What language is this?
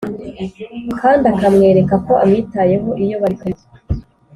Kinyarwanda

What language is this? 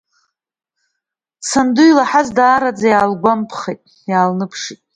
Abkhazian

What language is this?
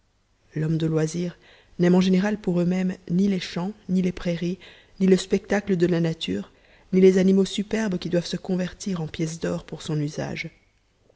French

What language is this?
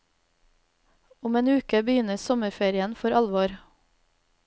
Norwegian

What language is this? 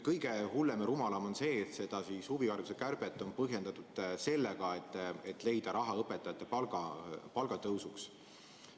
Estonian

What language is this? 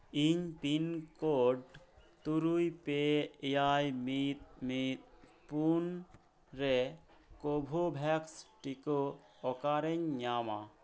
Santali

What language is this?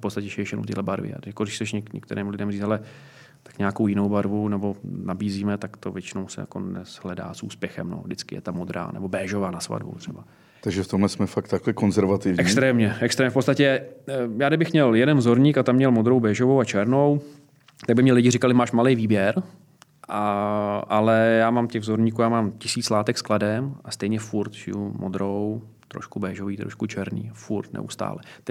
Czech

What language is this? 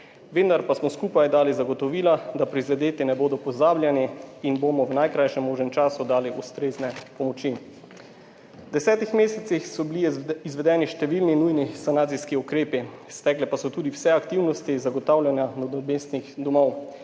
Slovenian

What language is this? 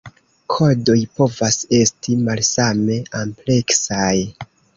Esperanto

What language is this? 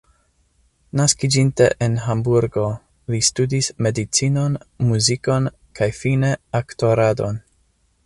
Esperanto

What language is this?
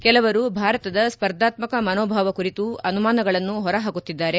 Kannada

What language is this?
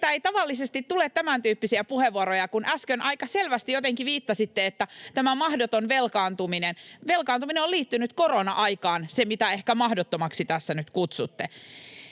Finnish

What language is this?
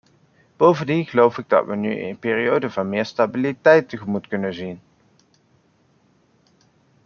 Dutch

